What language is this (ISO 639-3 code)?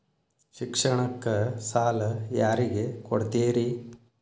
kan